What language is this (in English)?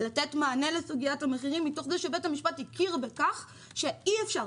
Hebrew